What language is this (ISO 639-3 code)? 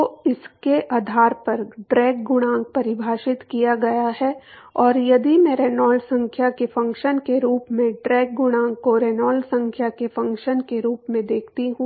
hin